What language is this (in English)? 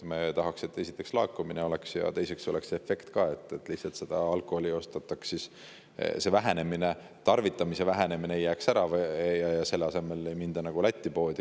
Estonian